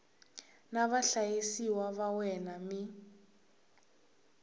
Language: Tsonga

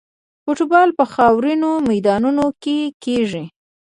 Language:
Pashto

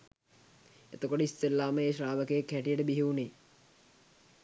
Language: Sinhala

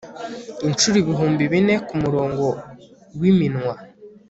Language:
Kinyarwanda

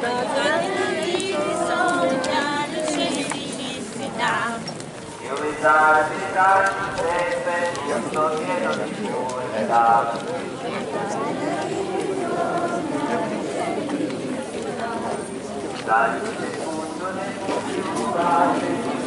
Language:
Ukrainian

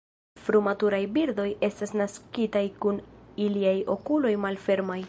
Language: Esperanto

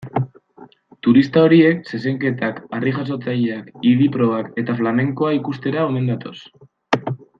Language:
Basque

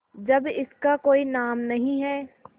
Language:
Hindi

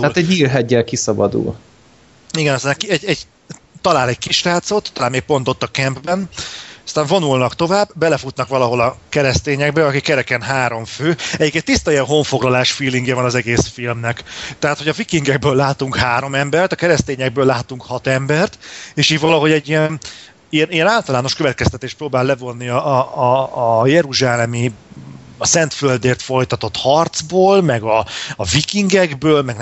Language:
Hungarian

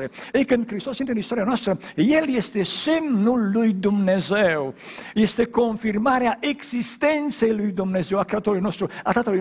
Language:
Romanian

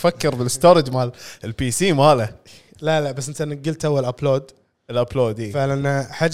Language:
Arabic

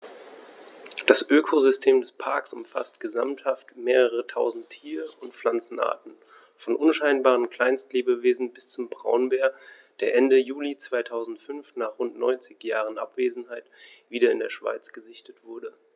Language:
German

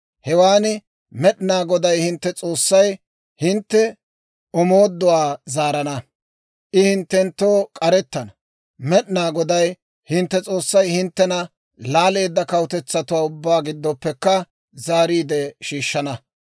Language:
Dawro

